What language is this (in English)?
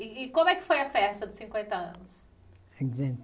Portuguese